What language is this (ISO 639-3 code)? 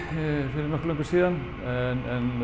isl